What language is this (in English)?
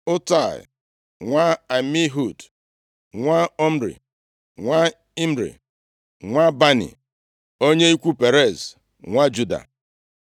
Igbo